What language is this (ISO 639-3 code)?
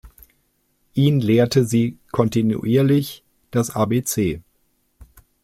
deu